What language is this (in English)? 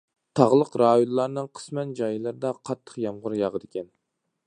Uyghur